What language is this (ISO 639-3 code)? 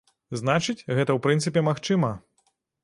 bel